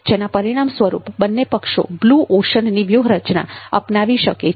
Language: Gujarati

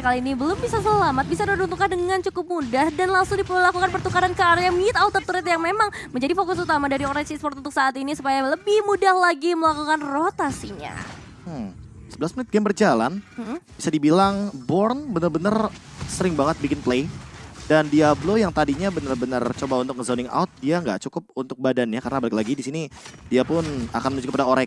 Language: Indonesian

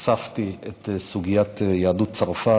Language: Hebrew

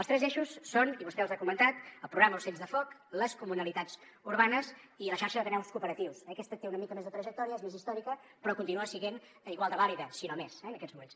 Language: Catalan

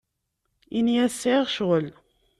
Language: Kabyle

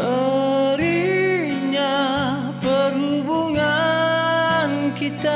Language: Malay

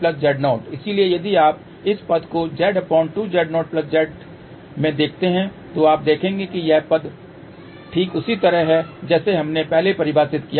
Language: Hindi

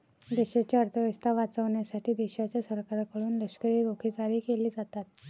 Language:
Marathi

